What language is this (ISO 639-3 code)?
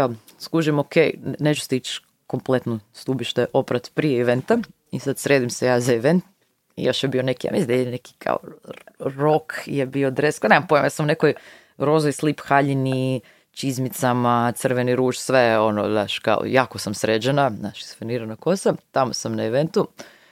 hrv